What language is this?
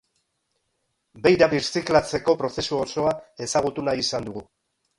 Basque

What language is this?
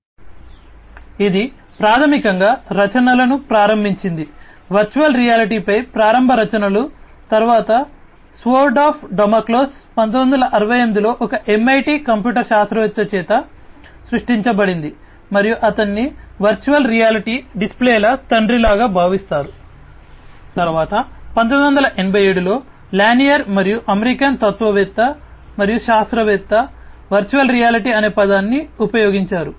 Telugu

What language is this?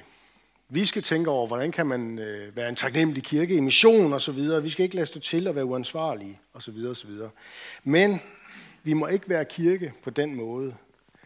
Danish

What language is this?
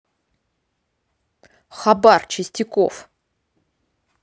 Russian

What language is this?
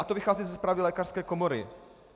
Czech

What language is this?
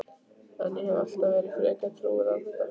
Icelandic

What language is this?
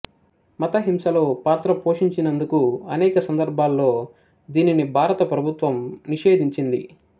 Telugu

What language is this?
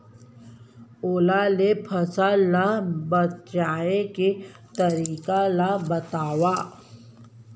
Chhattisgarhi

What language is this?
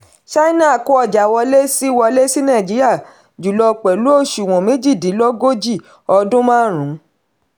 Yoruba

